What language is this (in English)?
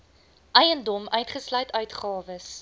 Afrikaans